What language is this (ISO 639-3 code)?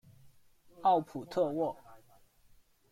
zho